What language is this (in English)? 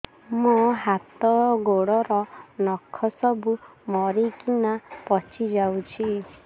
Odia